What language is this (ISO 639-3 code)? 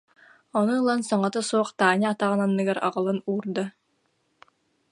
sah